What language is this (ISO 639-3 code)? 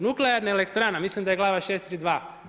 hrv